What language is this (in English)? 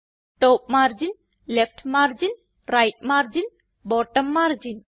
Malayalam